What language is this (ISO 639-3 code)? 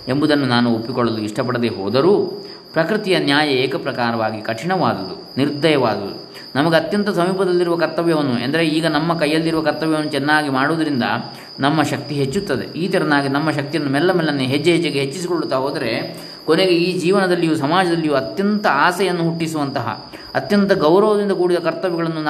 kan